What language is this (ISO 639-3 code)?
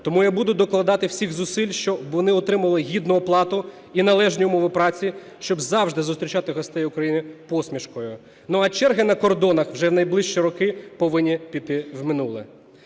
ukr